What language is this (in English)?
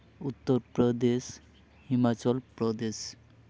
Santali